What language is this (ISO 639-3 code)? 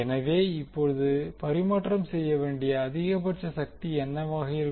tam